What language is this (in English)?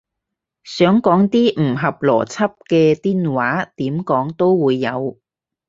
Cantonese